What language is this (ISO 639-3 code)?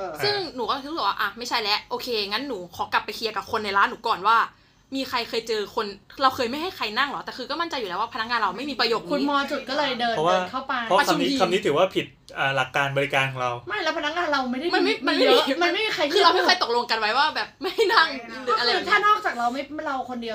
tha